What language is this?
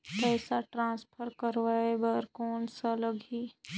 Chhattisgarhi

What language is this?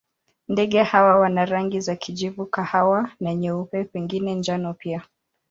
Swahili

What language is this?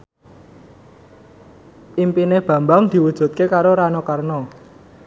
Javanese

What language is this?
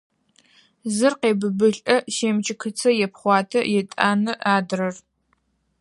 Adyghe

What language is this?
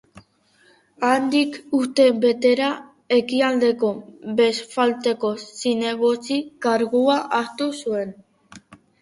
Basque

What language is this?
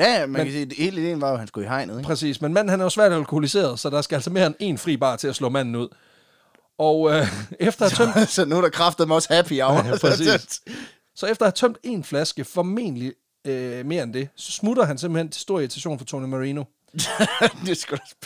Danish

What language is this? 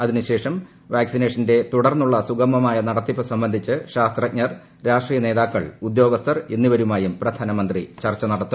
Malayalam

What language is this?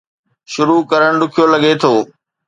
Sindhi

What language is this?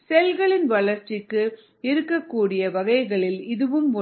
Tamil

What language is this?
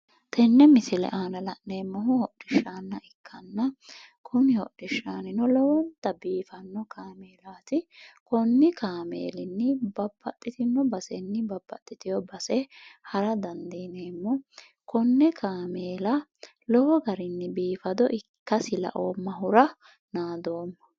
Sidamo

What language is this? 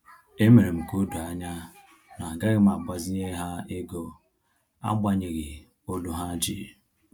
Igbo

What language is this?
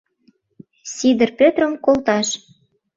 Mari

